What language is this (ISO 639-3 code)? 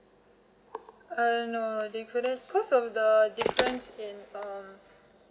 eng